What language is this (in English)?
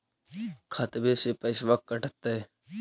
Magahi